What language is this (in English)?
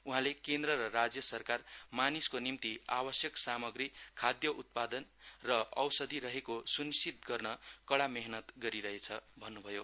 Nepali